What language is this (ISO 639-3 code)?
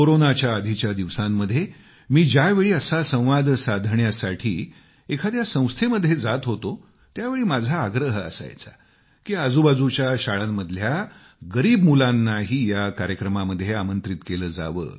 mar